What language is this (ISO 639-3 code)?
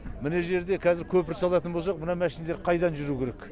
kaz